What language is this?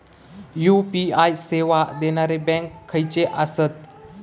Marathi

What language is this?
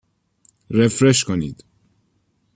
Persian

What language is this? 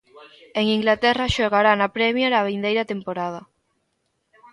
Galician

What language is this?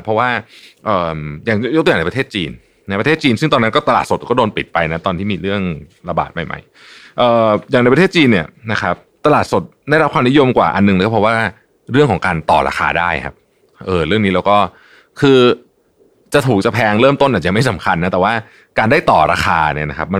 Thai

